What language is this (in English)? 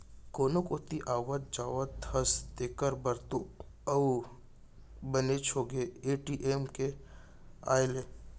Chhattisgarhi